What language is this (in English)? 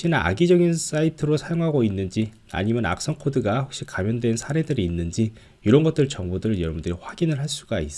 Korean